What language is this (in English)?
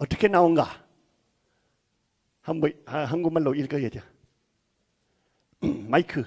Korean